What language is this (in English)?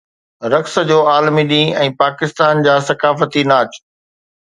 Sindhi